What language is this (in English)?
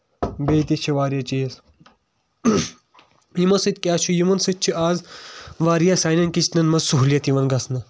Kashmiri